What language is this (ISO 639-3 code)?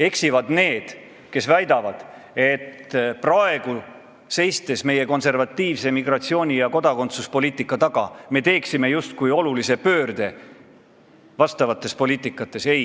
est